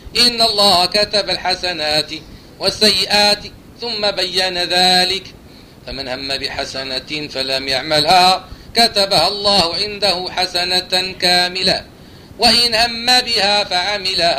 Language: Arabic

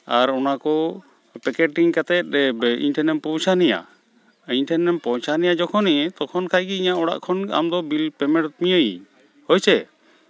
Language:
Santali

